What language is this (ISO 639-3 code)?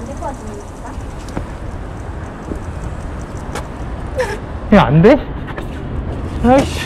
kor